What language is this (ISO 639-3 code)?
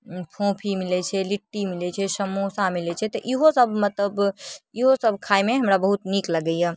mai